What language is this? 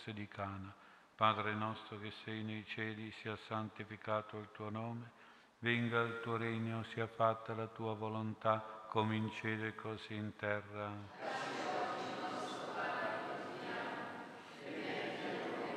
Italian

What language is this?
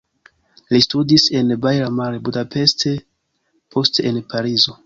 Esperanto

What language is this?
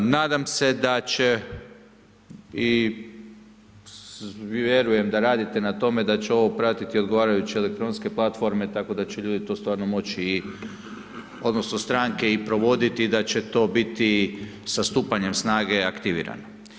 Croatian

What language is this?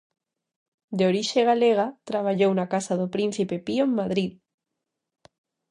Galician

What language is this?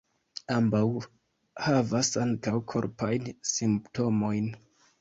Esperanto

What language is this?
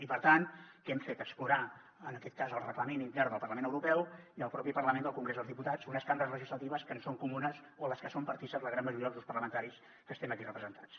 Catalan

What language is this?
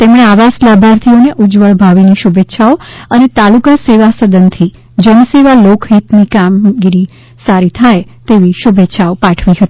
Gujarati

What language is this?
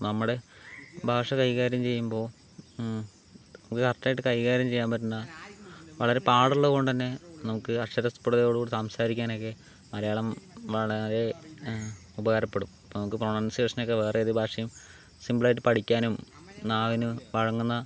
Malayalam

